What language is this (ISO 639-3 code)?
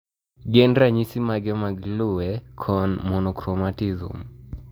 luo